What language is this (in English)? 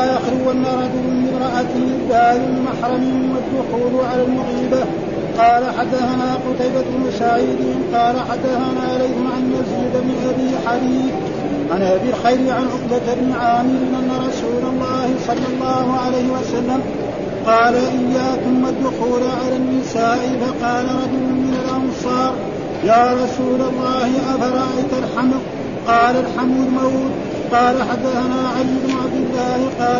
Arabic